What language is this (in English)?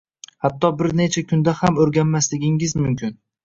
Uzbek